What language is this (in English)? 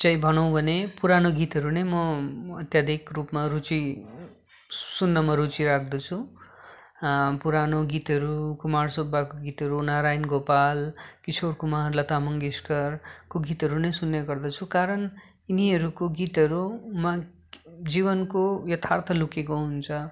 Nepali